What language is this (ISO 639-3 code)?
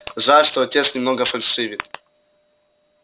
rus